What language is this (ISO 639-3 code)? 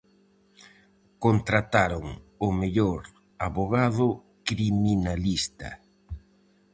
glg